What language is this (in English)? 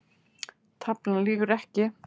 Icelandic